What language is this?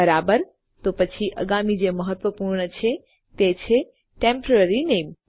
Gujarati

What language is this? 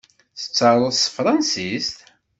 Kabyle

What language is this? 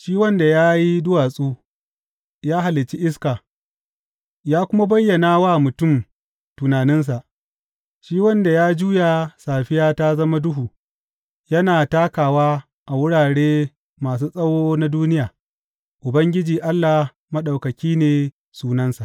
Hausa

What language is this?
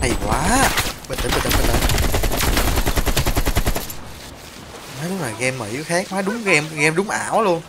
Vietnamese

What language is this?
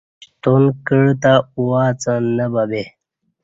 Kati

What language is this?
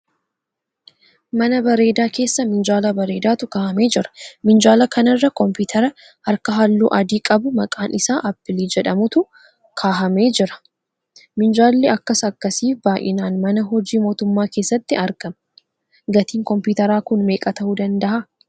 Oromo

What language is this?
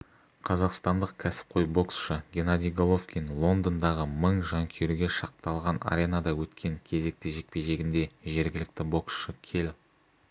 Kazakh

